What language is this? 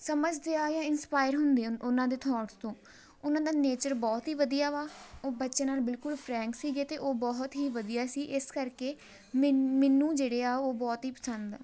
Punjabi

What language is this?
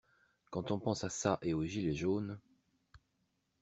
French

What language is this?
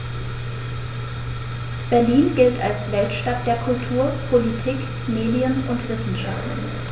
German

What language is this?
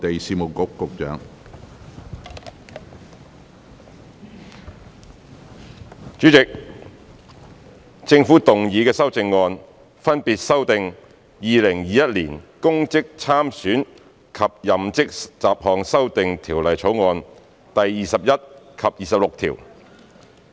Cantonese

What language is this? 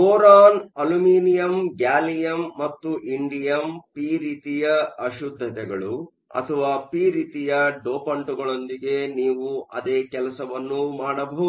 Kannada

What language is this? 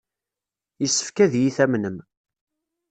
Kabyle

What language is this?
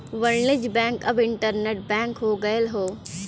Bhojpuri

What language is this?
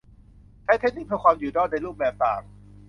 Thai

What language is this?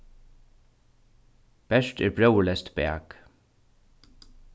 Faroese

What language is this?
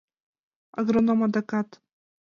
Mari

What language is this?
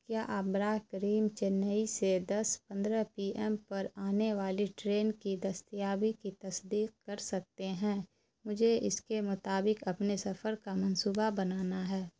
Urdu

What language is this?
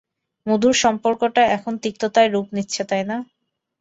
Bangla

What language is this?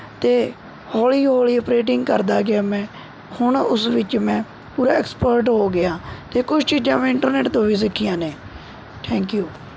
Punjabi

